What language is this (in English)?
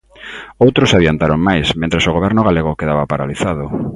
Galician